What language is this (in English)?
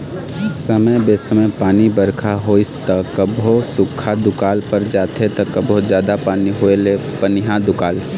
Chhattisgarhi